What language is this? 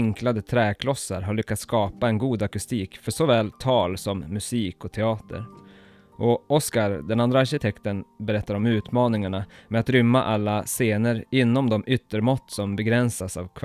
Swedish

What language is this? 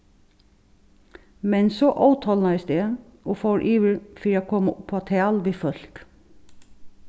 Faroese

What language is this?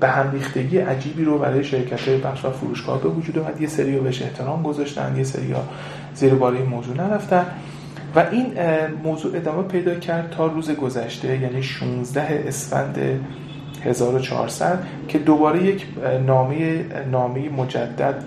Persian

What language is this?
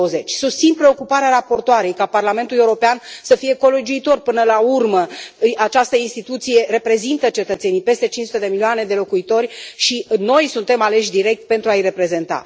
Romanian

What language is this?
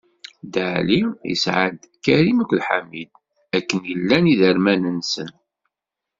Kabyle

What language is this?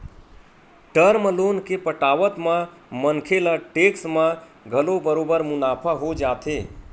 Chhattisgarhi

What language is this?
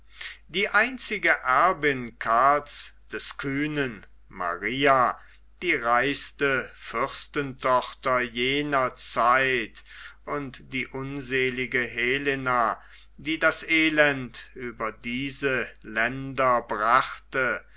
German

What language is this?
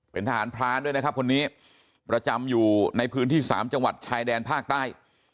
Thai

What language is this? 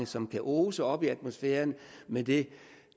Danish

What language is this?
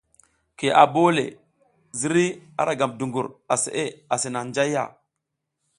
South Giziga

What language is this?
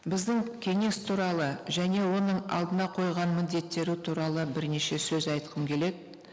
Kazakh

